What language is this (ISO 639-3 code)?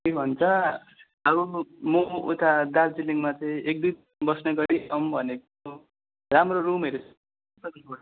nep